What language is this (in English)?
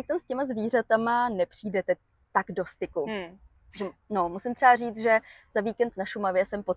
Czech